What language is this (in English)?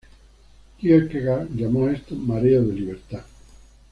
Spanish